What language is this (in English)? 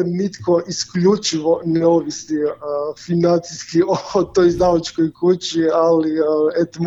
Croatian